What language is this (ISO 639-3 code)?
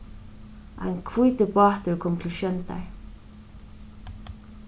fao